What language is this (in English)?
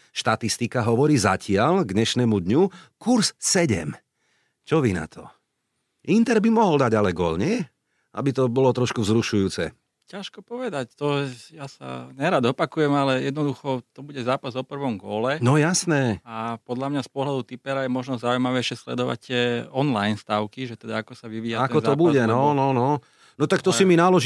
Slovak